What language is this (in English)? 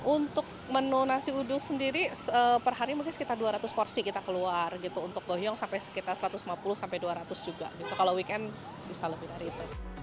Indonesian